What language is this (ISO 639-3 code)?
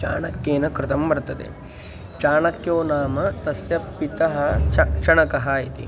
san